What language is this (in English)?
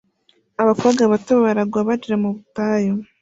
Kinyarwanda